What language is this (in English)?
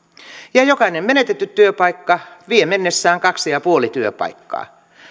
Finnish